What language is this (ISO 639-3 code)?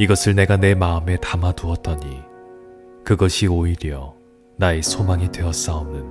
kor